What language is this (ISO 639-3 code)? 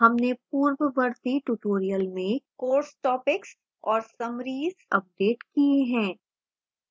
hin